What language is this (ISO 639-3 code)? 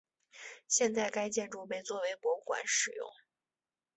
zho